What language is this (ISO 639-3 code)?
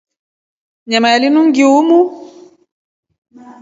rof